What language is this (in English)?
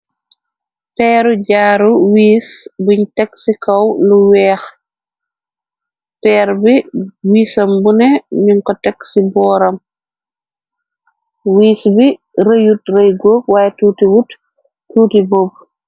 Wolof